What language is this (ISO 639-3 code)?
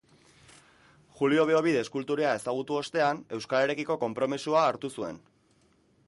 eus